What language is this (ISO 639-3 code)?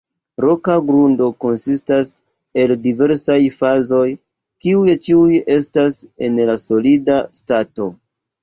epo